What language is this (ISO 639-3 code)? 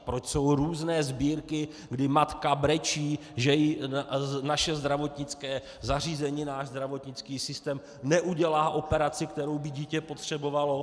ces